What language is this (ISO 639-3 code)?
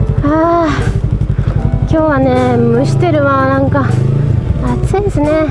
jpn